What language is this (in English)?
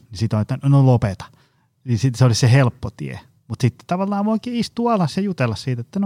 Finnish